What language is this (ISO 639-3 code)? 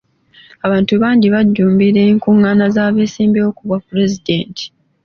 lug